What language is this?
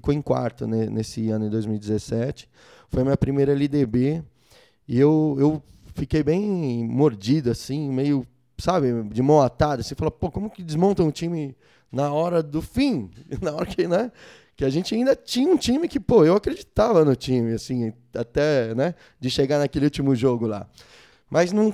Portuguese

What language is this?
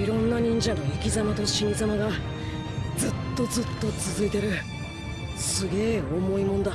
Japanese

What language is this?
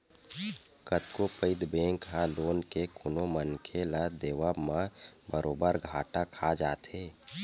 Chhattisgarhi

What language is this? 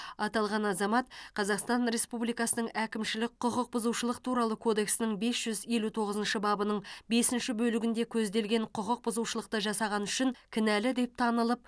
Kazakh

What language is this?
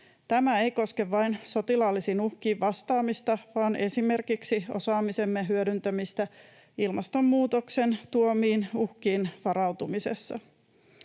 Finnish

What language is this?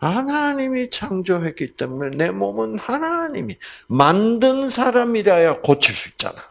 Korean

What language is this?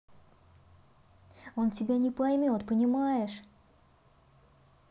Russian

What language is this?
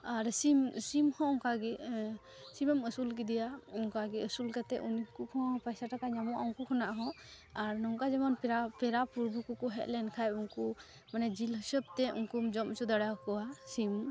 Santali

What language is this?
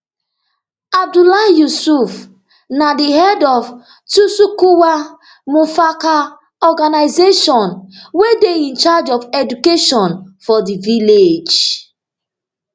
Nigerian Pidgin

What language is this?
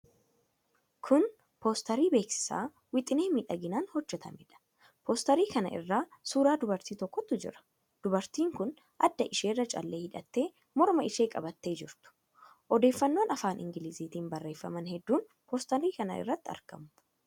Oromo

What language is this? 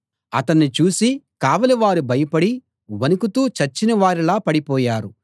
Telugu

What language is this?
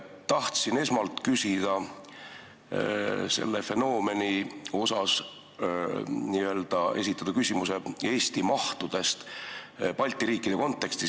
Estonian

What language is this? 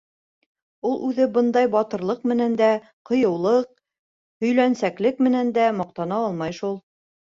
Bashkir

